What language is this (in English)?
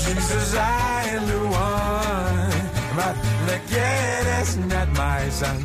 Hungarian